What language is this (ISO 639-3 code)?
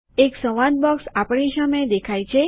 guj